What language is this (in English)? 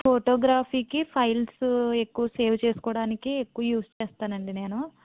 Telugu